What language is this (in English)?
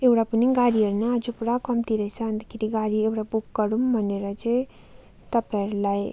Nepali